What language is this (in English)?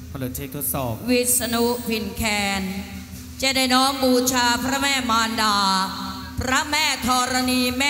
Thai